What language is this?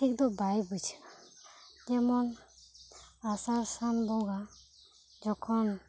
Santali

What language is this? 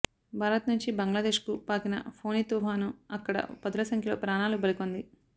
Telugu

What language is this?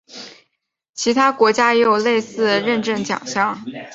Chinese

